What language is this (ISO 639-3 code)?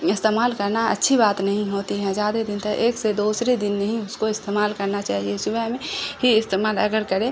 urd